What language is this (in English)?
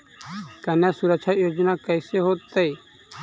Magahi